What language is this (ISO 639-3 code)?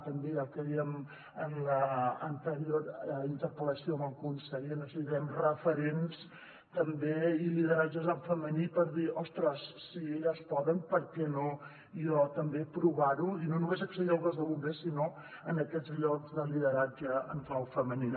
cat